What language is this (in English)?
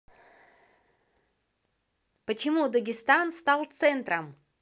Russian